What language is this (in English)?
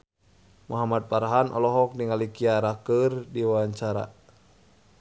Sundanese